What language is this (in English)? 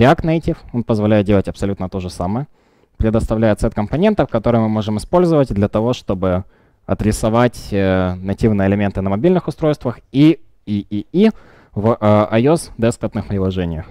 Russian